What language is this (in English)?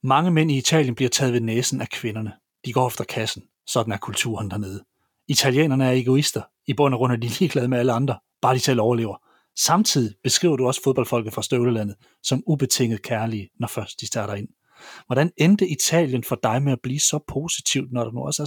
Danish